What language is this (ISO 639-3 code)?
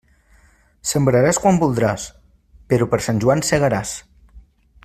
cat